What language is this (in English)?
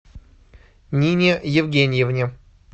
Russian